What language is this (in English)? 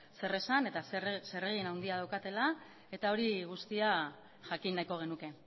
Basque